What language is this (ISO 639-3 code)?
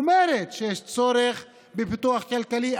heb